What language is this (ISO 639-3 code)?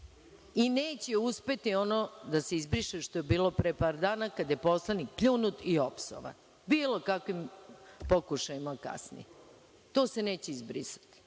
srp